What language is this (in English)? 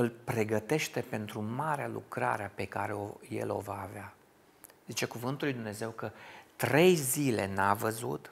Romanian